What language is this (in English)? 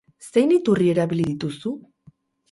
Basque